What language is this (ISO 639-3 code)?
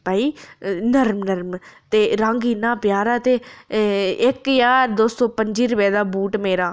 doi